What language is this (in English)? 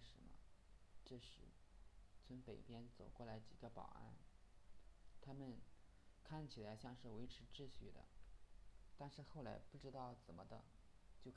Chinese